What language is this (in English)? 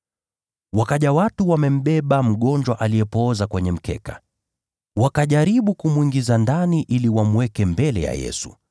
Swahili